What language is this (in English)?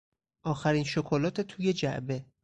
Persian